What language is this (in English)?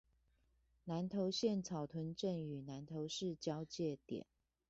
Chinese